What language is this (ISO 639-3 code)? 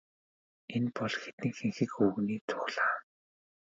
mon